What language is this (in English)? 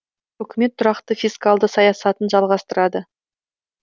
Kazakh